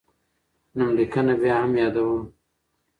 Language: Pashto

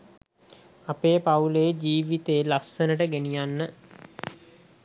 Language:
Sinhala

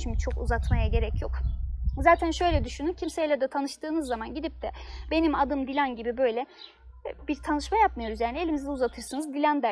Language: Turkish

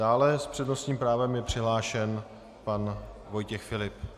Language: Czech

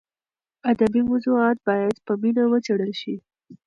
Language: Pashto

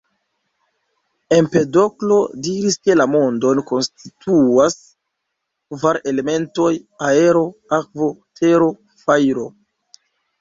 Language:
Esperanto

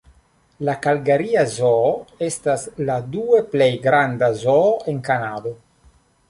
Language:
Esperanto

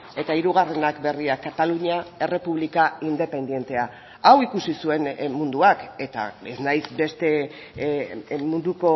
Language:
Basque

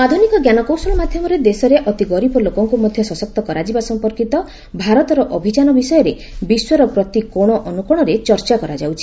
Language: Odia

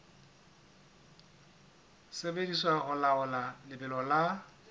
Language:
Southern Sotho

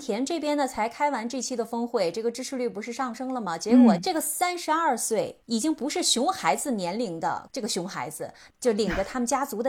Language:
Chinese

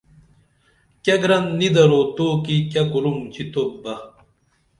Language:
Dameli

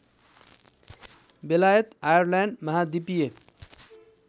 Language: Nepali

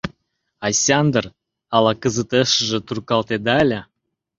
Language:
Mari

